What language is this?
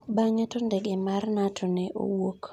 Luo (Kenya and Tanzania)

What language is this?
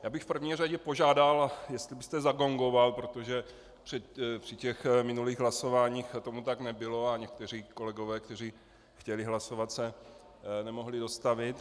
Czech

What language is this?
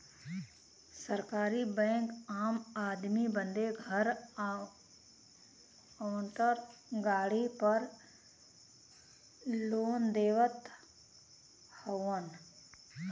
Bhojpuri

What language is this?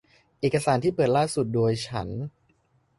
Thai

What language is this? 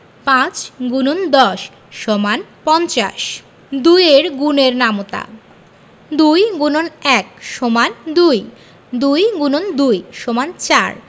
Bangla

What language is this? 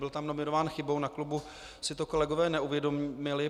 Czech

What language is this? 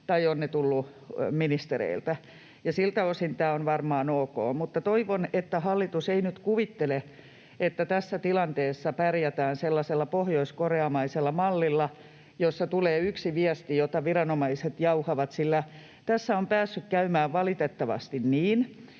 Finnish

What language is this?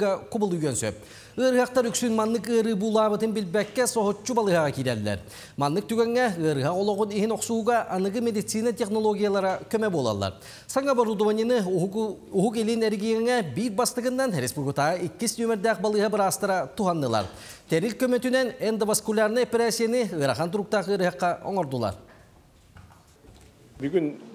Turkish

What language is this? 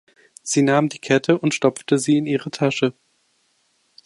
German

